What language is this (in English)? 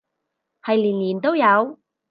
Cantonese